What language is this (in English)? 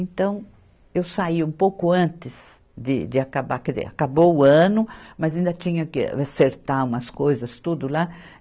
Portuguese